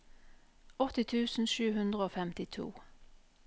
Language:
Norwegian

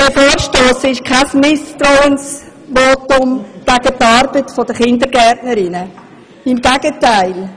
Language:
Swiss German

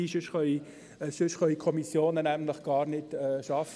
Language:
Swiss German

